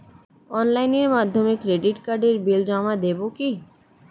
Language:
Bangla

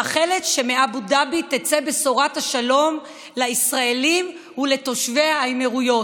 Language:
Hebrew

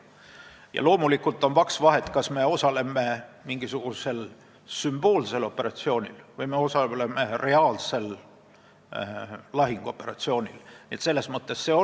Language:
Estonian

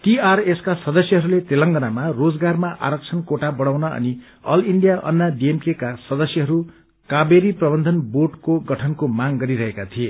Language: Nepali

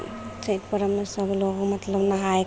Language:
Maithili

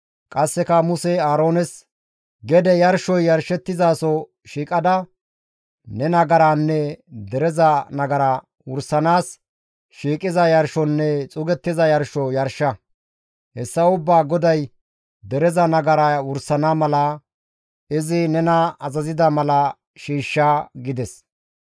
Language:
Gamo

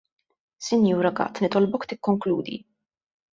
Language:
Maltese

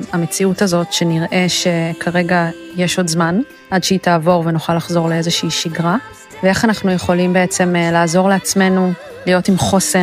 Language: Hebrew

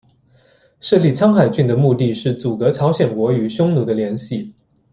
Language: Chinese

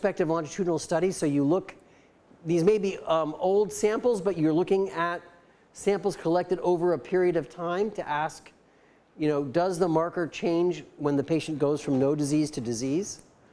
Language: English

